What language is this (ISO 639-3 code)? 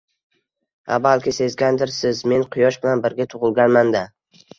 uzb